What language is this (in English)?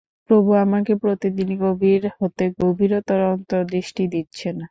Bangla